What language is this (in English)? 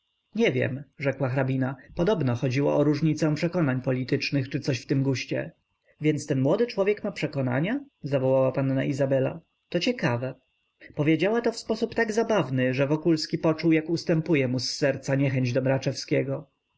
Polish